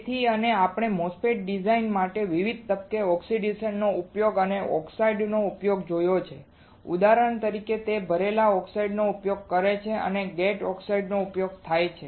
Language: Gujarati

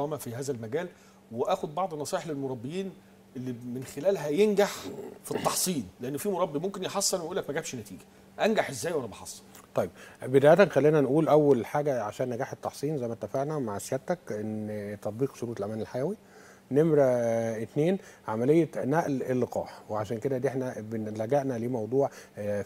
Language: Arabic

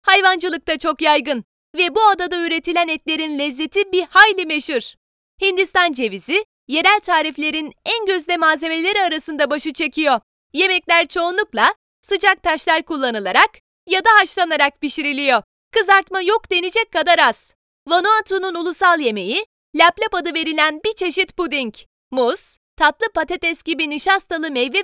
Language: Turkish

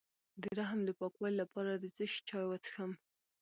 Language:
Pashto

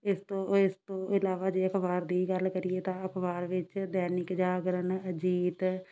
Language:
Punjabi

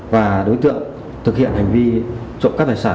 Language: Vietnamese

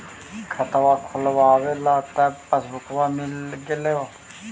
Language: Magahi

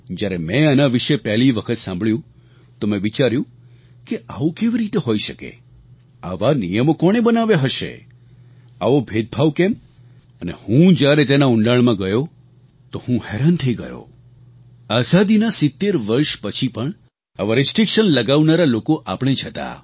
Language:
Gujarati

